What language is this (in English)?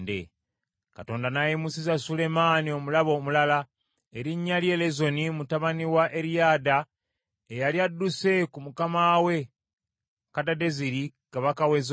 Ganda